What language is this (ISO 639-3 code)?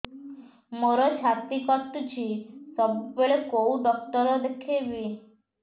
ori